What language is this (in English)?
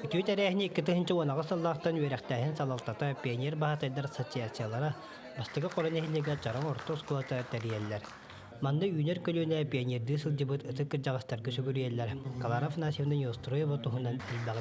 Turkish